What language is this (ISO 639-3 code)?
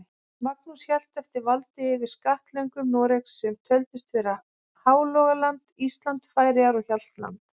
isl